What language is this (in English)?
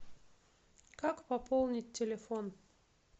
Russian